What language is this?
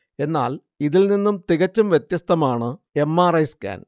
Malayalam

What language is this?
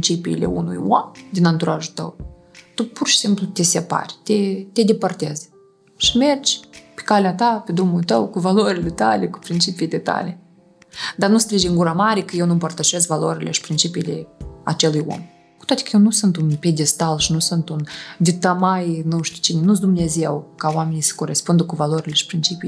Romanian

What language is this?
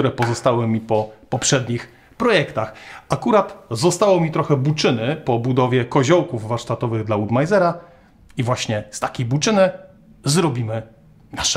Polish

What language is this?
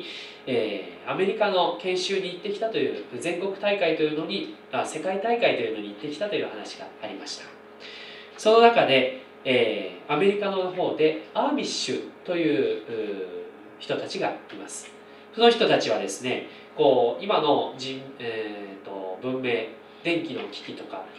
Japanese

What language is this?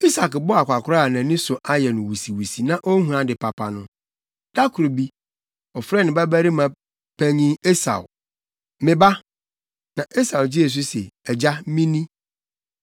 Akan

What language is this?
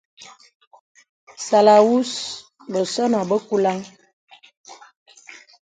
Bebele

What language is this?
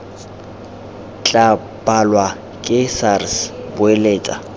Tswana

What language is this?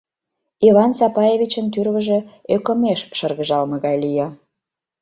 Mari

